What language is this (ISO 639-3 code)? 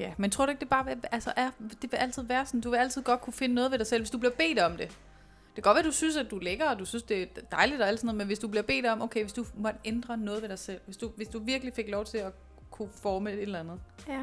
dan